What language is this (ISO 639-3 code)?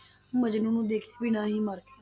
pan